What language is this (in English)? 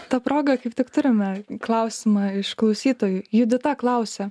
Lithuanian